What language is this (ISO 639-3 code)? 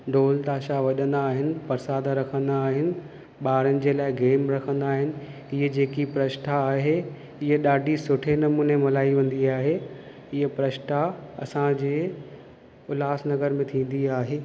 snd